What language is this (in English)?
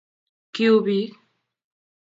Kalenjin